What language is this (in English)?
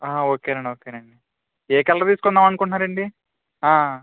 Telugu